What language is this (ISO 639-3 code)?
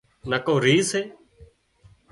kxp